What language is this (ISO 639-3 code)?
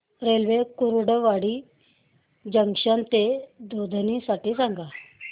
mar